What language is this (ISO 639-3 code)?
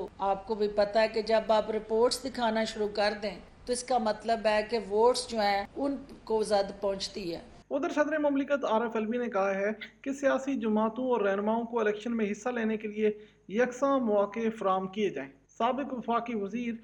urd